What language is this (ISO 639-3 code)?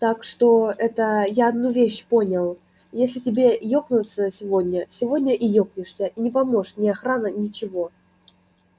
rus